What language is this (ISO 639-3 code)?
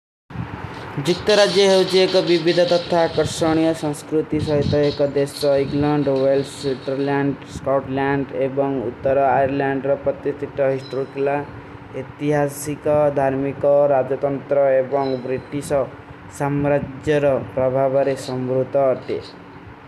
uki